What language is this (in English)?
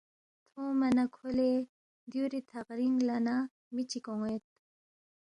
Balti